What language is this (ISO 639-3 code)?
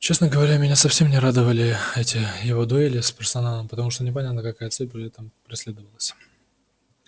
rus